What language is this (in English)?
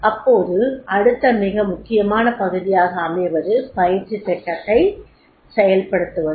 Tamil